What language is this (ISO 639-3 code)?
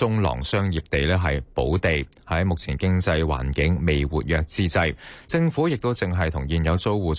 zho